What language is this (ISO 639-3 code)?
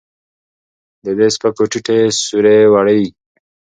pus